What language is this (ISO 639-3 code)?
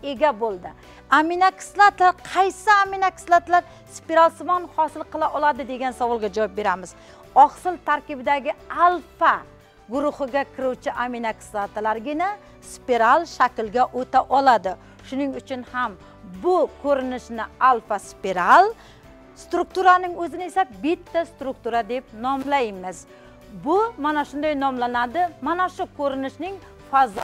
tur